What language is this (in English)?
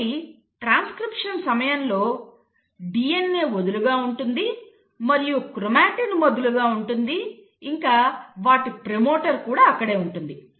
Telugu